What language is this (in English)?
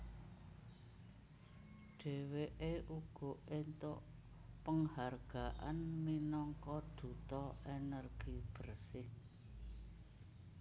Javanese